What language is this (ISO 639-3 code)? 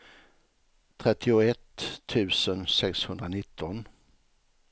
swe